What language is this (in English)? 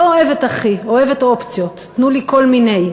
Hebrew